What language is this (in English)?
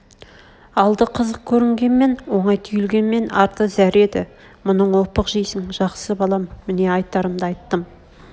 Kazakh